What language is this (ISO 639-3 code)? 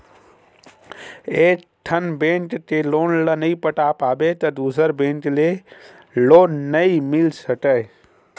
hne